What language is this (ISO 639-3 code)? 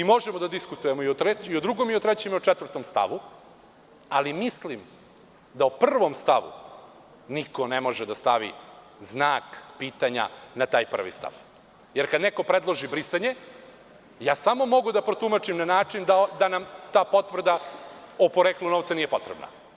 srp